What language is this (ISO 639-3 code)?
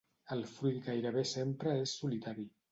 cat